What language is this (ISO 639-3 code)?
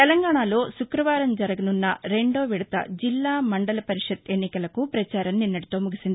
tel